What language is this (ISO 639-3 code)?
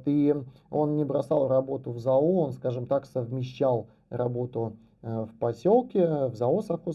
rus